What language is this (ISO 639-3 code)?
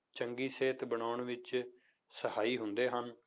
pan